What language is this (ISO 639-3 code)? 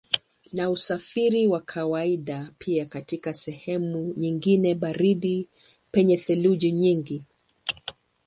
swa